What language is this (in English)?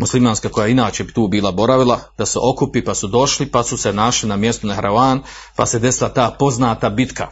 Croatian